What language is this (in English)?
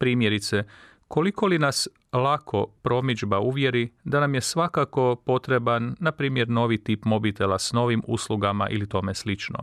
Croatian